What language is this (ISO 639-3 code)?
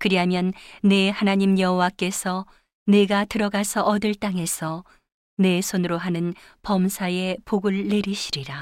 kor